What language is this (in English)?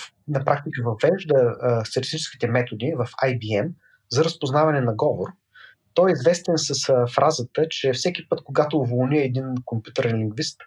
Bulgarian